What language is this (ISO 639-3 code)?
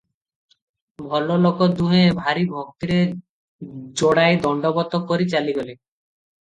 ori